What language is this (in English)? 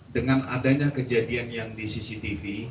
Indonesian